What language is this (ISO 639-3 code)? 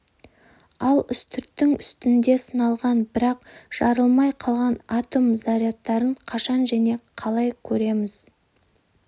kaz